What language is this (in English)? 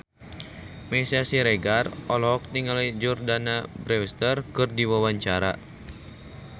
Sundanese